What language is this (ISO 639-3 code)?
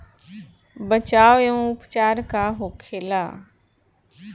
bho